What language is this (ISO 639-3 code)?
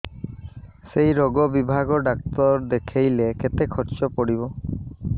ori